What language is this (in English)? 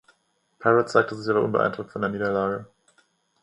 German